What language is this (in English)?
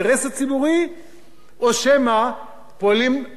Hebrew